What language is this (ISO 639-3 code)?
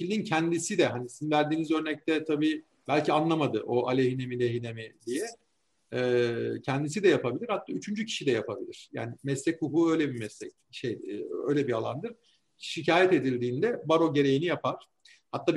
tur